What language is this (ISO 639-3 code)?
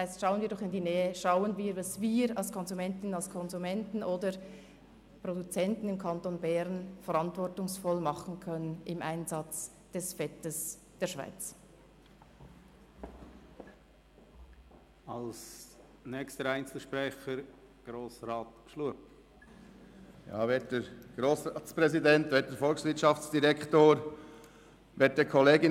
gsw